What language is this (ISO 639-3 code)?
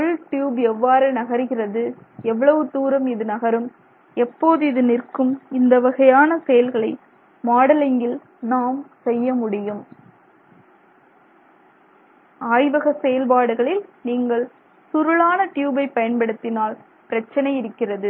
tam